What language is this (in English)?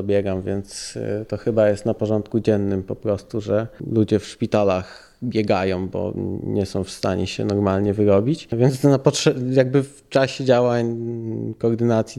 Polish